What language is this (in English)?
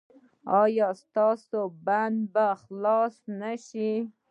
Pashto